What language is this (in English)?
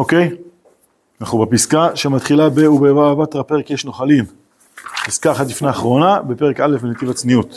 Hebrew